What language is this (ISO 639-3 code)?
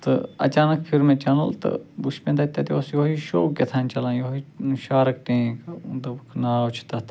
kas